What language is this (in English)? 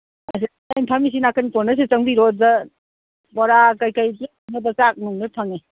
Manipuri